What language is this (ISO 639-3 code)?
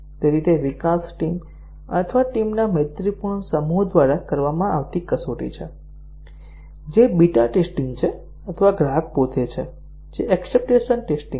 guj